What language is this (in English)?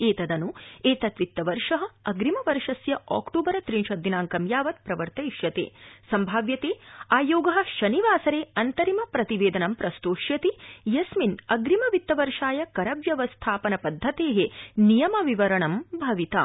Sanskrit